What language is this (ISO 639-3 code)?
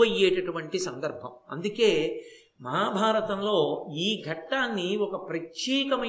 tel